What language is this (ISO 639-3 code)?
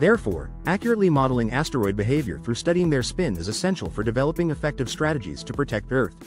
eng